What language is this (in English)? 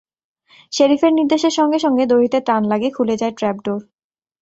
Bangla